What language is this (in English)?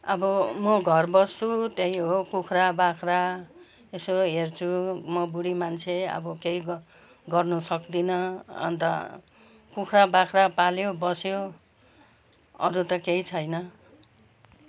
Nepali